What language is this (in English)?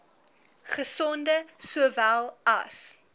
Afrikaans